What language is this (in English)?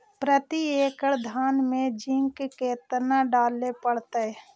Magahi